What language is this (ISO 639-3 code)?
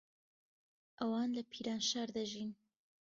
ckb